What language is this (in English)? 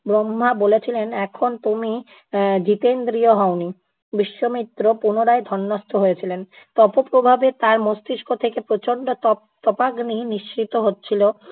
Bangla